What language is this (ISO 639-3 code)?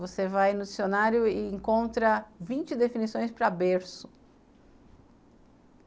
por